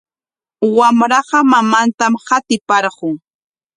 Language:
Corongo Ancash Quechua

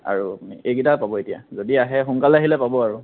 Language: Assamese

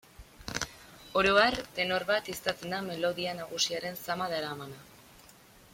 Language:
Basque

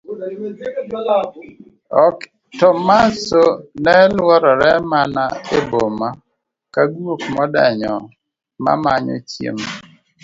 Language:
Luo (Kenya and Tanzania)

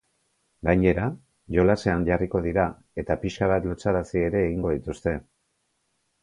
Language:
Basque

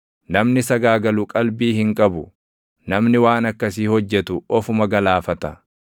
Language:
Oromo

